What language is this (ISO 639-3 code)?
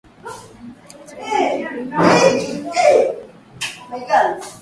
swa